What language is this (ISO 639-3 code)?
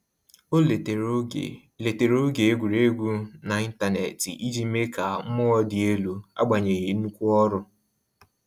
ibo